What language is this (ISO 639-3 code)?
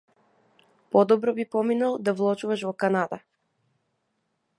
mkd